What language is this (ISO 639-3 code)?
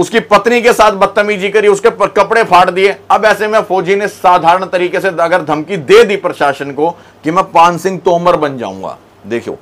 hin